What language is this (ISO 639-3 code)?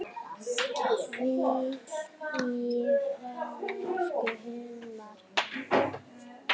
isl